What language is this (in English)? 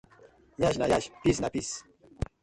Nigerian Pidgin